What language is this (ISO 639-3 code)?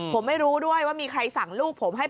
tha